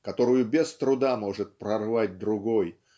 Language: Russian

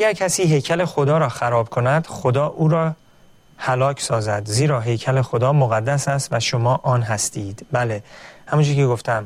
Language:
Persian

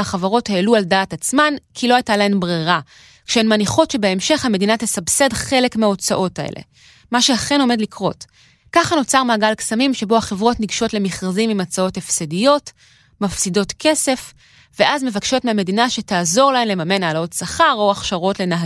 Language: Hebrew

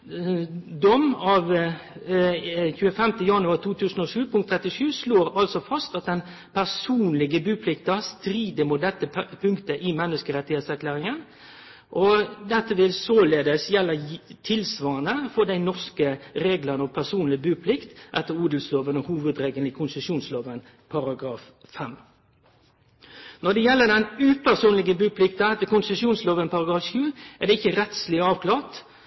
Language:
Norwegian Nynorsk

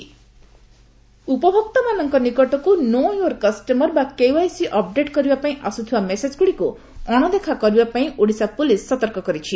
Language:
Odia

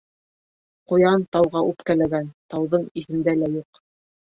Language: Bashkir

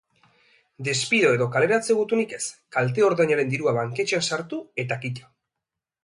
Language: Basque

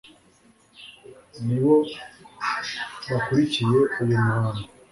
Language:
Kinyarwanda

